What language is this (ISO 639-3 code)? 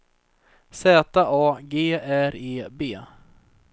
swe